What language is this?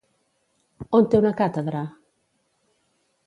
Catalan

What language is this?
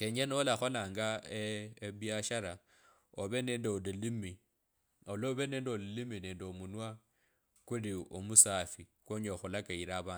Kabras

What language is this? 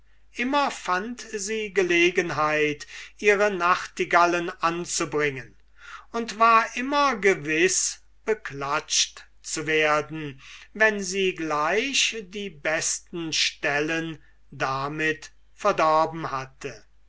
German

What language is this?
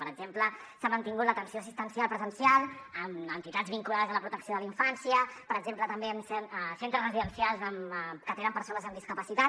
Catalan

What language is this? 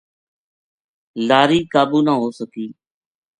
Gujari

